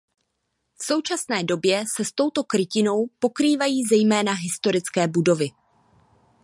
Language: Czech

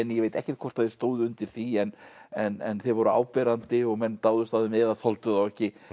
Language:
Icelandic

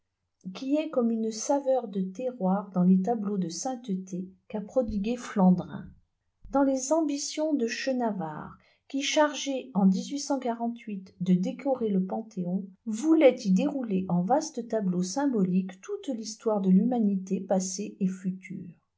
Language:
French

